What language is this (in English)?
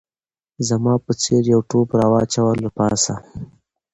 Pashto